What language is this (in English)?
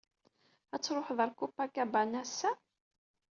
Kabyle